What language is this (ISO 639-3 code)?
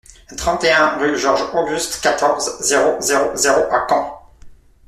fra